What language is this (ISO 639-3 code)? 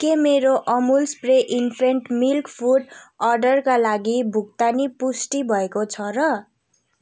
nep